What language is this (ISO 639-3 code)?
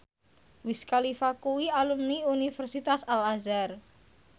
jav